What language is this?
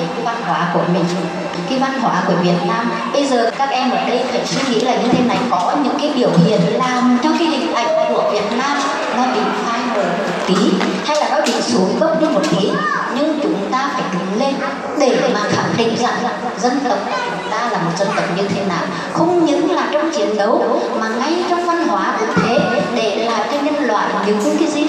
Vietnamese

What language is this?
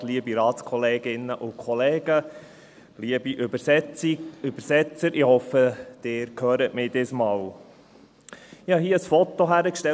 Swiss German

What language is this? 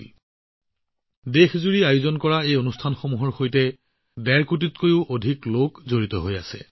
Assamese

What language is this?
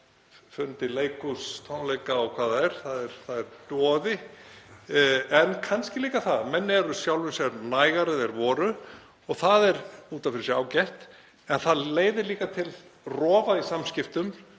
Icelandic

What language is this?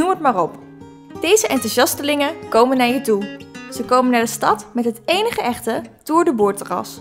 Dutch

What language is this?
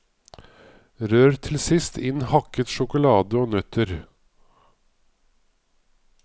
Norwegian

